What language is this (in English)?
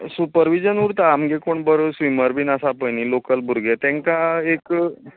Konkani